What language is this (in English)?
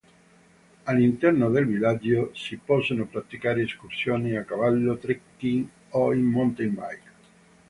Italian